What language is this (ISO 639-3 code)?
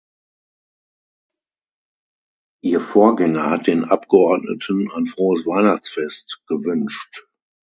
deu